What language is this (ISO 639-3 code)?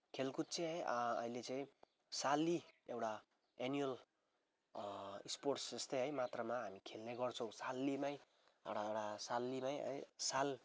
nep